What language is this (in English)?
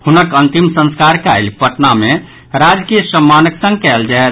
Maithili